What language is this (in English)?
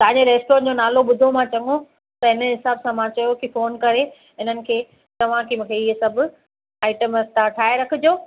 Sindhi